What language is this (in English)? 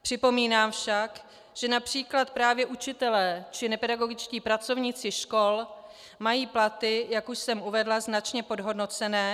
Czech